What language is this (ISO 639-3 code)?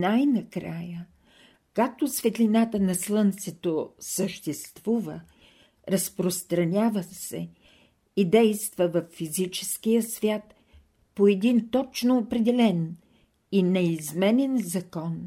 bul